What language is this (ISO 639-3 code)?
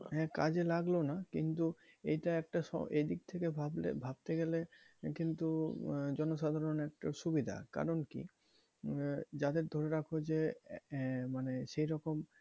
ben